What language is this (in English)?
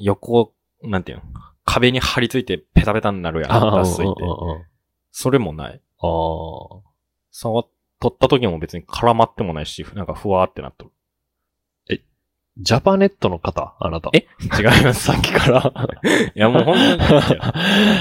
Japanese